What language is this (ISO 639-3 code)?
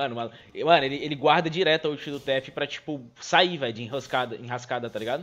por